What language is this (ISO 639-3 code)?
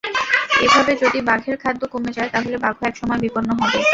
ben